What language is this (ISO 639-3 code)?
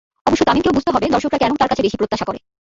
ben